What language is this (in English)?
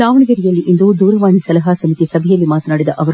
Kannada